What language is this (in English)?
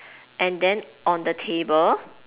English